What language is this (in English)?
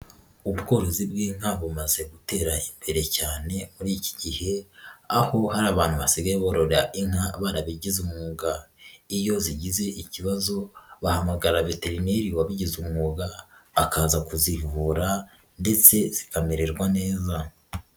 Kinyarwanda